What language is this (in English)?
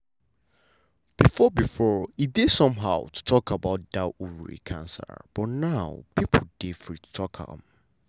Nigerian Pidgin